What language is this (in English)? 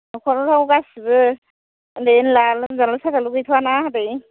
Bodo